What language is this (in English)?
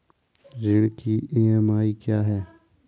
Hindi